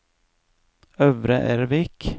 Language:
Norwegian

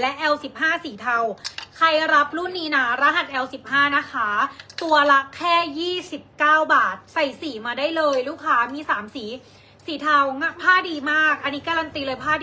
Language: Thai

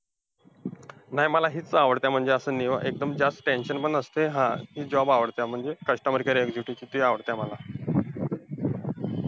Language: Marathi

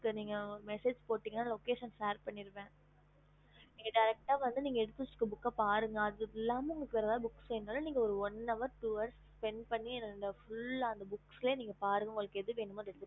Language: Tamil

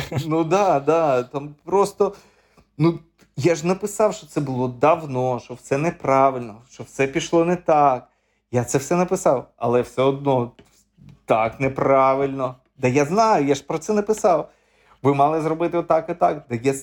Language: Ukrainian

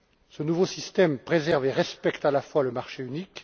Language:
French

